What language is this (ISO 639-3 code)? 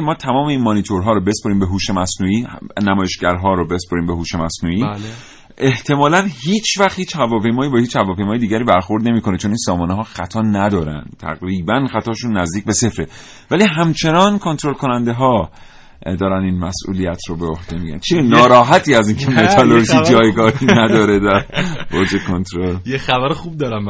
fas